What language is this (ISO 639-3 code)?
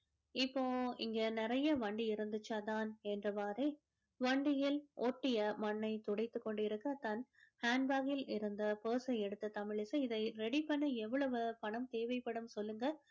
tam